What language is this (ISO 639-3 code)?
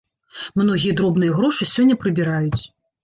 bel